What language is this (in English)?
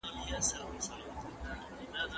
Pashto